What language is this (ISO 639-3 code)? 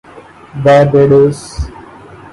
urd